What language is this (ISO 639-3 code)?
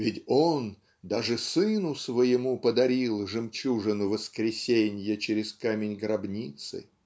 rus